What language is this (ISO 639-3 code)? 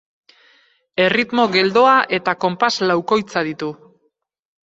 eus